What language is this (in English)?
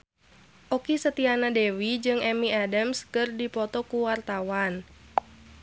Sundanese